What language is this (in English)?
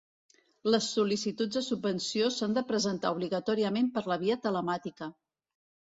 Catalan